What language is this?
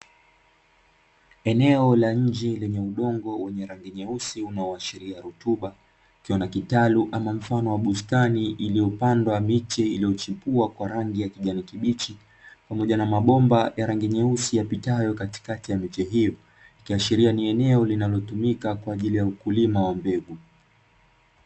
Swahili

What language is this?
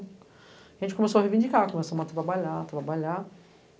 Portuguese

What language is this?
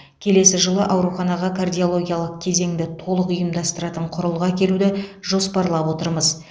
Kazakh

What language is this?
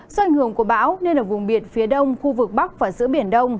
Vietnamese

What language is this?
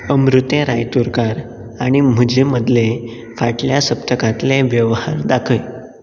Konkani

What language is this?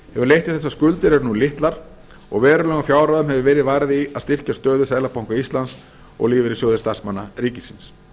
Icelandic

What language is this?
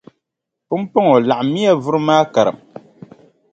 Dagbani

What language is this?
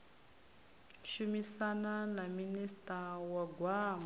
Venda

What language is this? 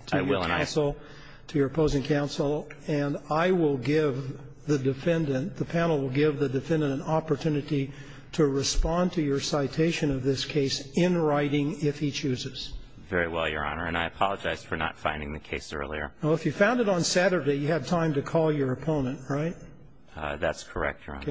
English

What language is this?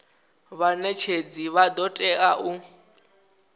Venda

